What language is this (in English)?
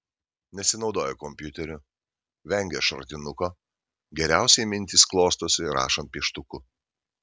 Lithuanian